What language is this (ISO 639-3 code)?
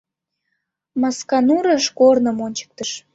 chm